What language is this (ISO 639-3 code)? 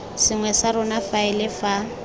tsn